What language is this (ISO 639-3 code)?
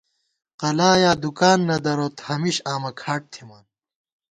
gwt